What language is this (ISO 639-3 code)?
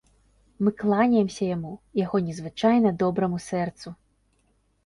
bel